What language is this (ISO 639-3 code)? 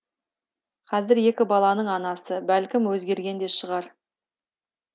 kaz